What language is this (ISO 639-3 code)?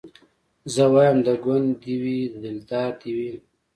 pus